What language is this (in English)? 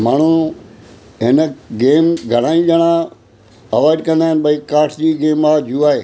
Sindhi